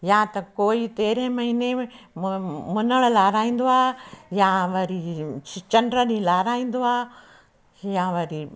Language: Sindhi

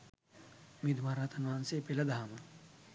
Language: Sinhala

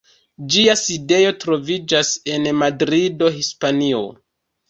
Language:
Esperanto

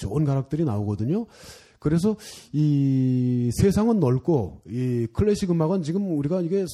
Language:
Korean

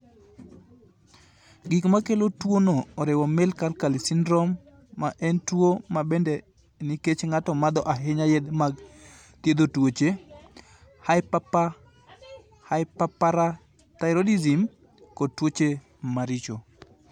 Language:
Luo (Kenya and Tanzania)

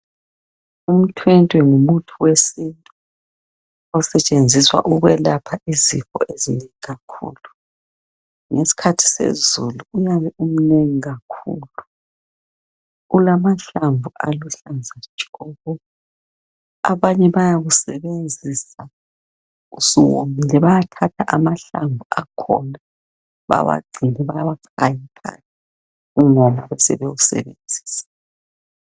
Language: North Ndebele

